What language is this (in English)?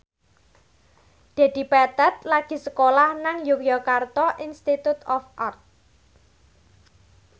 Javanese